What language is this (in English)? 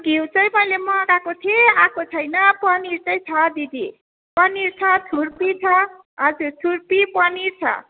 Nepali